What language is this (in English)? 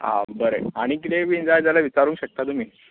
Konkani